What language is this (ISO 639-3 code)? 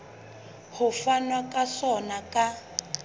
sot